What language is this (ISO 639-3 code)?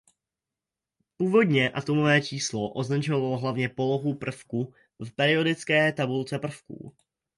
ces